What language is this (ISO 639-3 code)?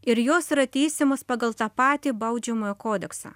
lit